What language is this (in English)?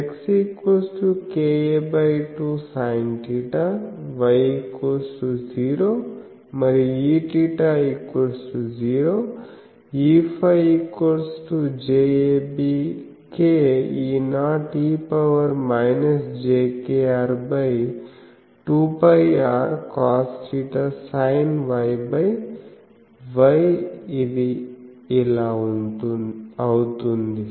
Telugu